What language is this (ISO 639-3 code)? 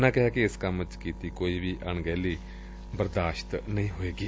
pan